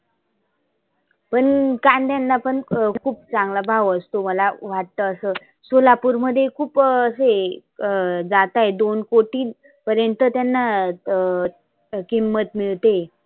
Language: Marathi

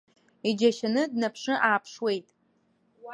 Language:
Abkhazian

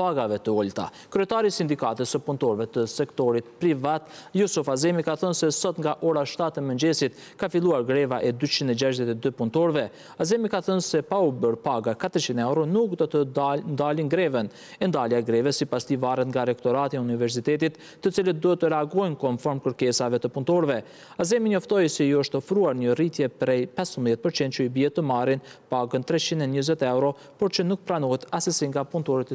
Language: Romanian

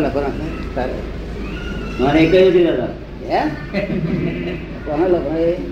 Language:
Gujarati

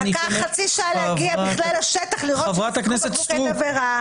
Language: Hebrew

